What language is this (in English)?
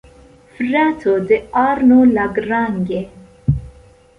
Esperanto